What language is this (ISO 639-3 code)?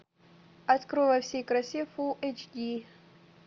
rus